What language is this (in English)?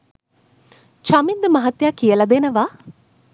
Sinhala